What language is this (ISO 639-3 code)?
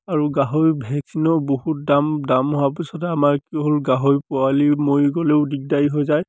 asm